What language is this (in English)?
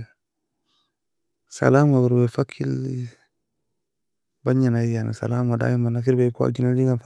Nobiin